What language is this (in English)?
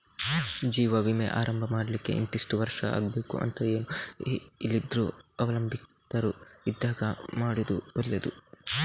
Kannada